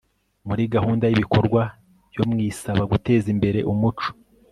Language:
Kinyarwanda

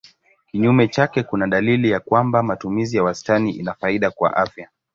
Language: Swahili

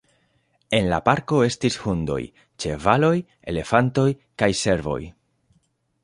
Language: Esperanto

